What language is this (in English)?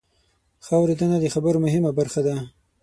Pashto